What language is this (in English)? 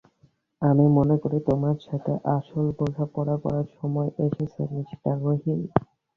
Bangla